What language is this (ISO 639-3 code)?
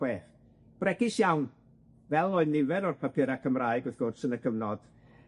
cym